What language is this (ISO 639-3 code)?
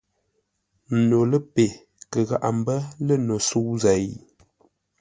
nla